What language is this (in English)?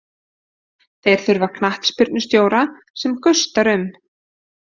Icelandic